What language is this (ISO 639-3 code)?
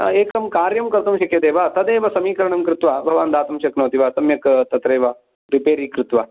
san